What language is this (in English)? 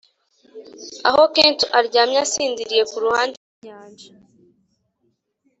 Kinyarwanda